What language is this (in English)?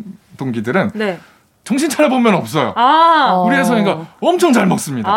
Korean